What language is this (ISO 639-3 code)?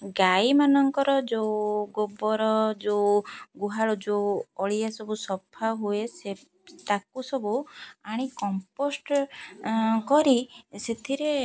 ori